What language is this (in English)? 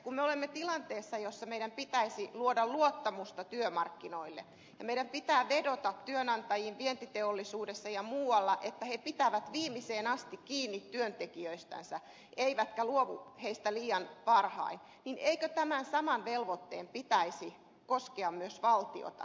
Finnish